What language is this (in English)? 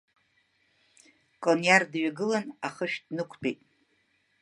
Abkhazian